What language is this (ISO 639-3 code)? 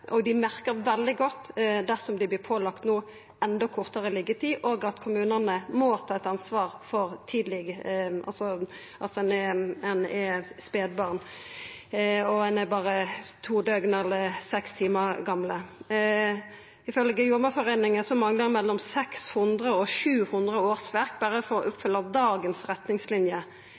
nno